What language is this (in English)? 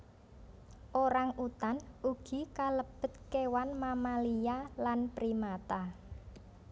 Javanese